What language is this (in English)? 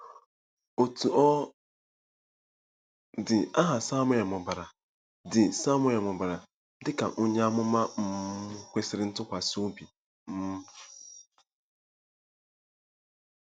Igbo